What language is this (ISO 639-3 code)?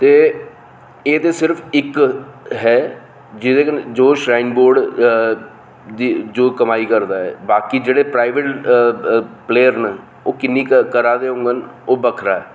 doi